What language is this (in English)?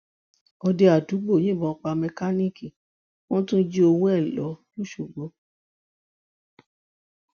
Yoruba